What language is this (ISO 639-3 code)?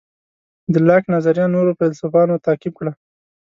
pus